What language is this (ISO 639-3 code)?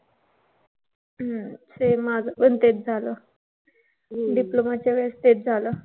mar